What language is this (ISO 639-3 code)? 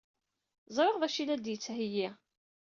kab